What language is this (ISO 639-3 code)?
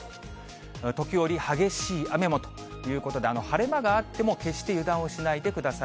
jpn